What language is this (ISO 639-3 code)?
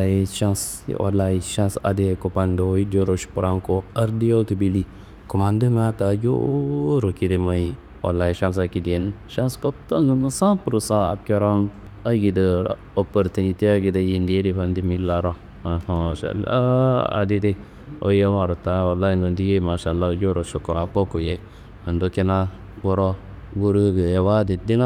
kbl